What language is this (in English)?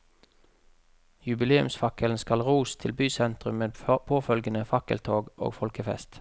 Norwegian